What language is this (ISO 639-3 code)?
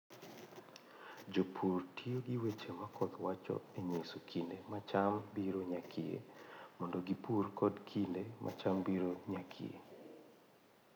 luo